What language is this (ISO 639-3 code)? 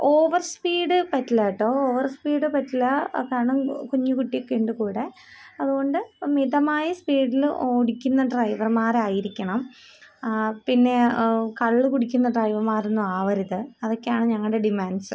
mal